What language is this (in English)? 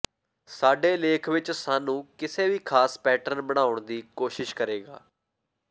Punjabi